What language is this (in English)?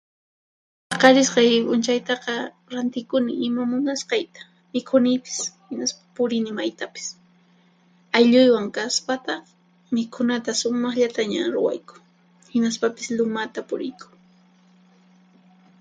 Puno Quechua